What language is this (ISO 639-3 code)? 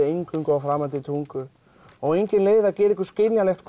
isl